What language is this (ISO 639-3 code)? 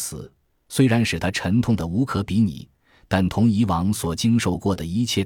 zho